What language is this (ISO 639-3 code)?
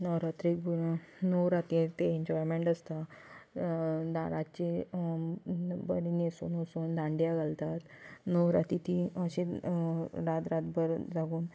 kok